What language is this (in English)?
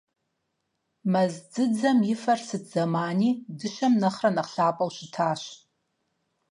Kabardian